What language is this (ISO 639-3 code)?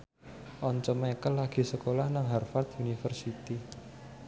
jav